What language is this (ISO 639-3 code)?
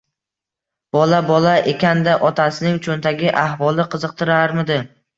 uzb